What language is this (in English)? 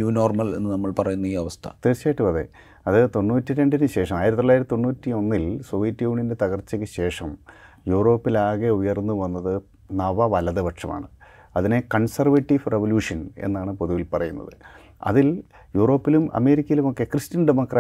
Malayalam